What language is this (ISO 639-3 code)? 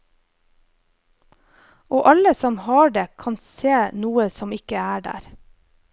nor